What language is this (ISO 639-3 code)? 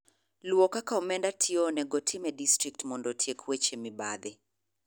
luo